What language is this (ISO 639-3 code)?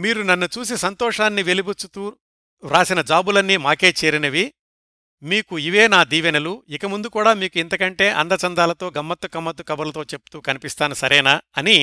tel